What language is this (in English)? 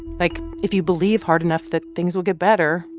English